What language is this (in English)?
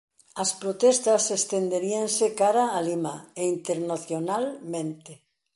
Galician